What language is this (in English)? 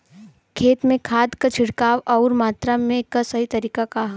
Bhojpuri